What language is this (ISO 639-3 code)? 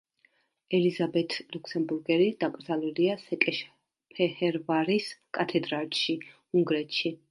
kat